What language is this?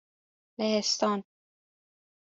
Persian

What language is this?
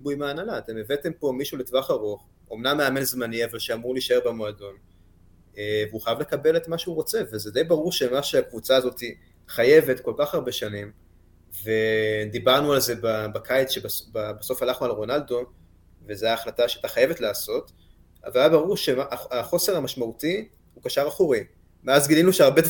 Hebrew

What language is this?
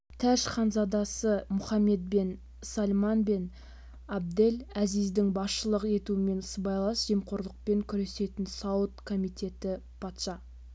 Kazakh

